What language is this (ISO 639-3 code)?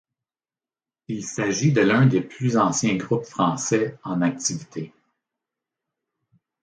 fra